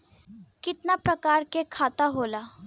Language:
Bhojpuri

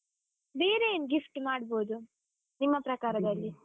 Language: Kannada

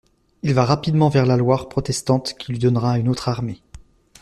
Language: French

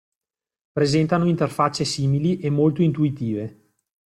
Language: Italian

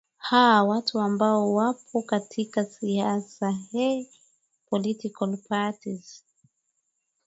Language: Swahili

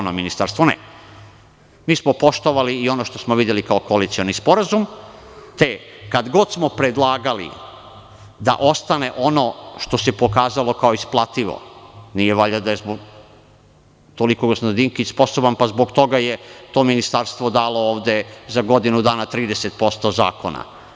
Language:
Serbian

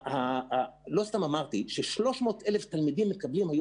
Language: Hebrew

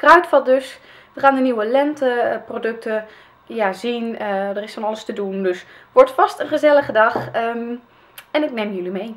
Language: Dutch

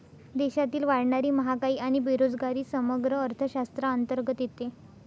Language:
Marathi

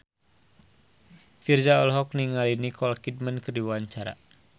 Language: Sundanese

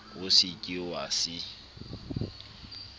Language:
Southern Sotho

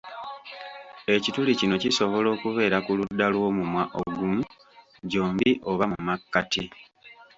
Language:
Ganda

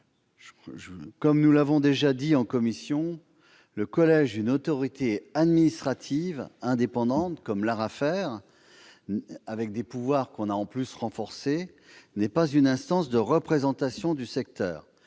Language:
French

